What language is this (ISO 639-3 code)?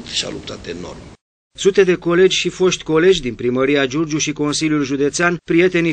ron